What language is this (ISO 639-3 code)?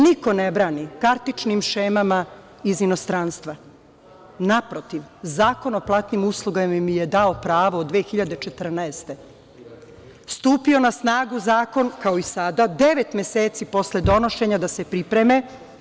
srp